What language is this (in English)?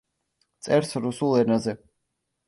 Georgian